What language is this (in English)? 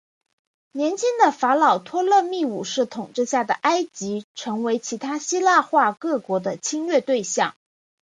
Chinese